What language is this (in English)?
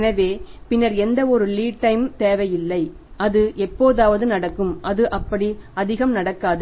Tamil